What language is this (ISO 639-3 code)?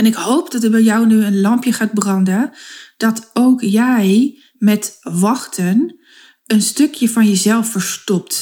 nld